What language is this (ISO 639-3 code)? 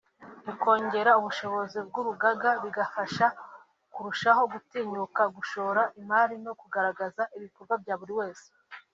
kin